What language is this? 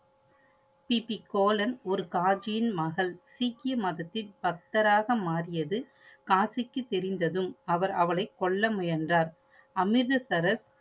Tamil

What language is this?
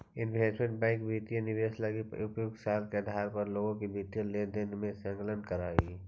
Magahi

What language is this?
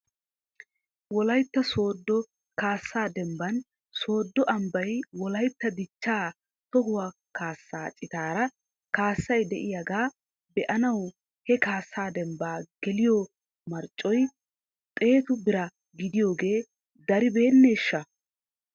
Wolaytta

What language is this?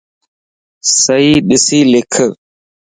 Lasi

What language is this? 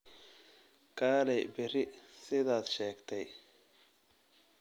Somali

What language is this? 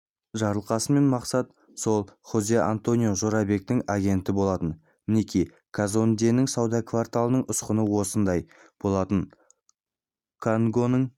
Kazakh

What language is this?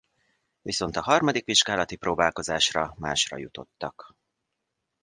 Hungarian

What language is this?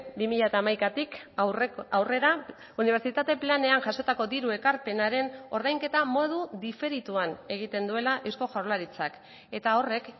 Basque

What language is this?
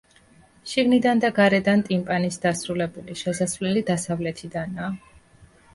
Georgian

